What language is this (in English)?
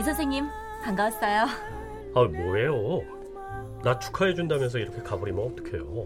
Korean